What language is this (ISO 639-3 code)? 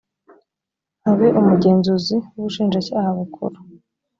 kin